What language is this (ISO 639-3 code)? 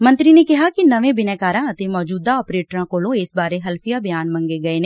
pan